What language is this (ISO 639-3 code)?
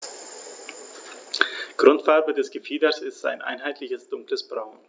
deu